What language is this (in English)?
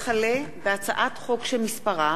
Hebrew